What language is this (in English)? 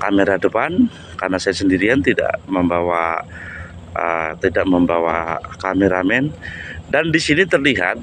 Indonesian